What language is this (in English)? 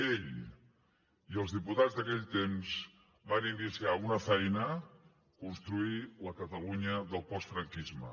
Catalan